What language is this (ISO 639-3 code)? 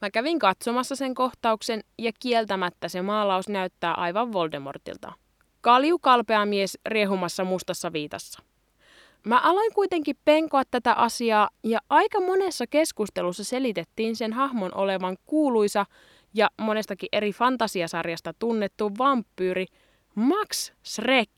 fin